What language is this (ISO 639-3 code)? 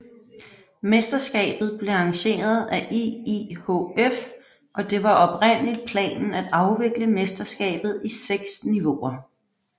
dan